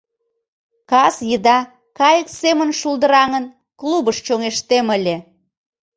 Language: Mari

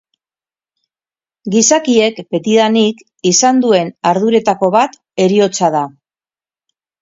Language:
Basque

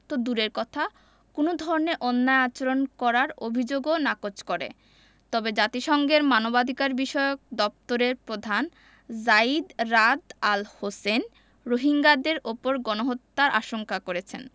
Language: Bangla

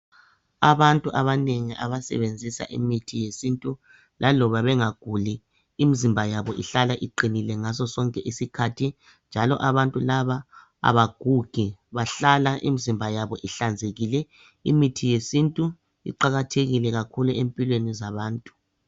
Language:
North Ndebele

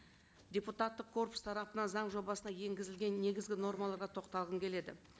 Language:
Kazakh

